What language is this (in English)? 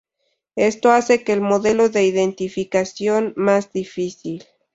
Spanish